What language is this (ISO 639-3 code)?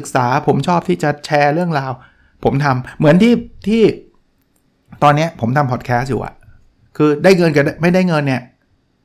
tha